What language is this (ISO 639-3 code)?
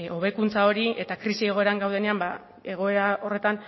eus